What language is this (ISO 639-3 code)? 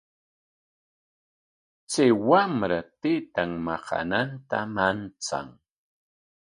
qwa